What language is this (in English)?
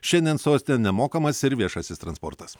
Lithuanian